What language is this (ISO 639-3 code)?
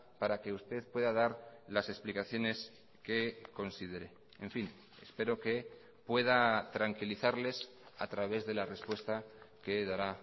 spa